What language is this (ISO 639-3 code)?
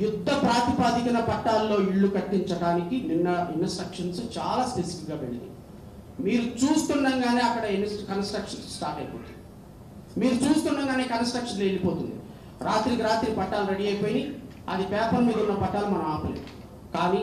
ind